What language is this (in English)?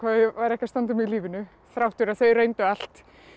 Icelandic